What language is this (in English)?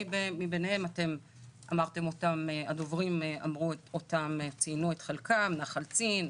Hebrew